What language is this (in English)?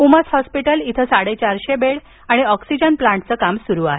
Marathi